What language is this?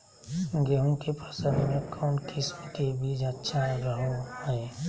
Magahi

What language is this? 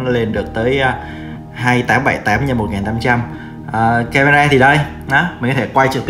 Vietnamese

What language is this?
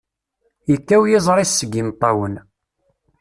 Kabyle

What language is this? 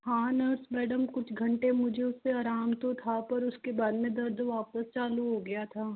Hindi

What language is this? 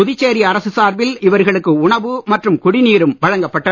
Tamil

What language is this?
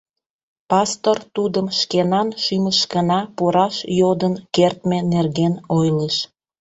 Mari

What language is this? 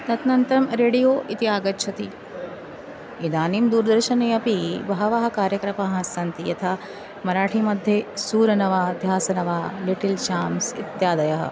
Sanskrit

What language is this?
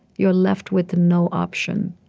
English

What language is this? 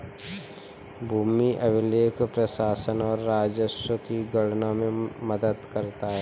Hindi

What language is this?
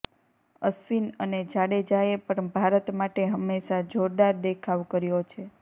Gujarati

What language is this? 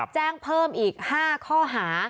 Thai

